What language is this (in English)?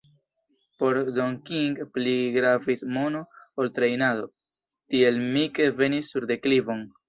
Esperanto